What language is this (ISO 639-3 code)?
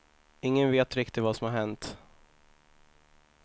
swe